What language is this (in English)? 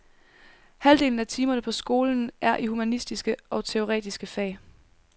Danish